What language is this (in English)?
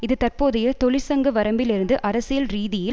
Tamil